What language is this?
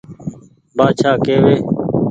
Goaria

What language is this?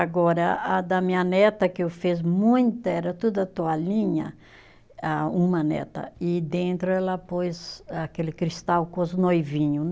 Portuguese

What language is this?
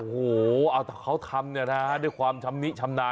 Thai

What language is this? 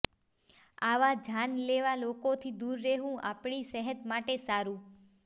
Gujarati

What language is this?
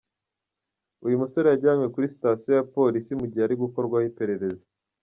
Kinyarwanda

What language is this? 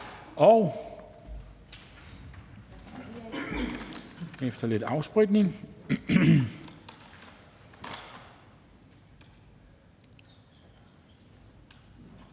Danish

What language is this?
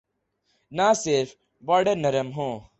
Urdu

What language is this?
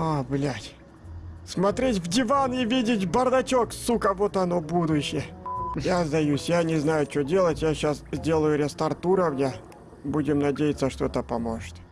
Russian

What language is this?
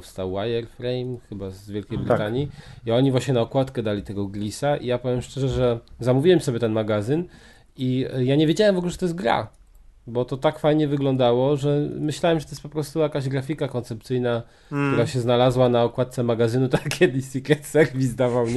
Polish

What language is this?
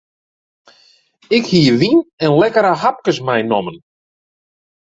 Western Frisian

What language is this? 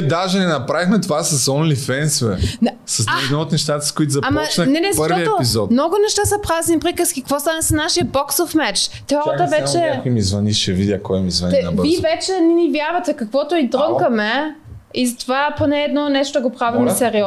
Bulgarian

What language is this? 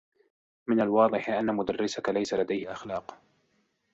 Arabic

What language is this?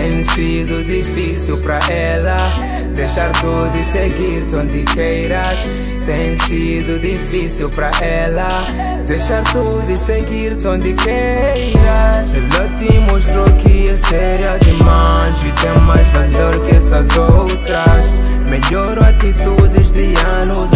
Portuguese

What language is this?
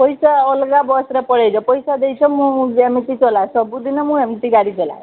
Odia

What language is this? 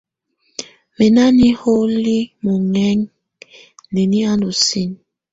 Tunen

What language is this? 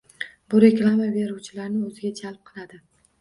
Uzbek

